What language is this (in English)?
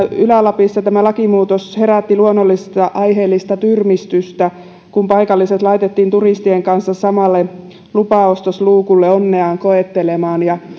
Finnish